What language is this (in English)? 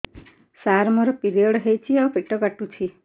Odia